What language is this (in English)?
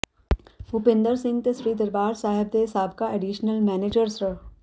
Punjabi